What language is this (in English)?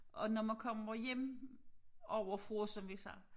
Danish